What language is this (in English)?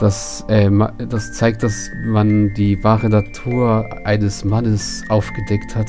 German